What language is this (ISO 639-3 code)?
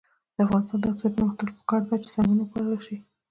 pus